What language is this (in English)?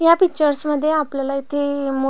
Marathi